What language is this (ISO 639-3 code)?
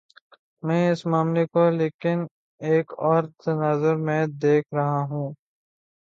urd